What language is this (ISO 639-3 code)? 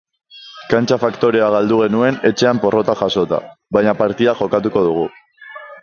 eus